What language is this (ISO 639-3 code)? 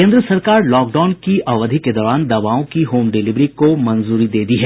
hin